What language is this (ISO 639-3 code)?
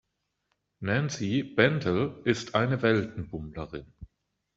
deu